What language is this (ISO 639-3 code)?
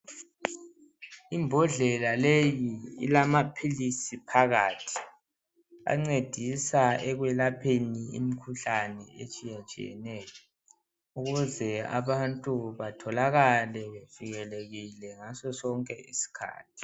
nde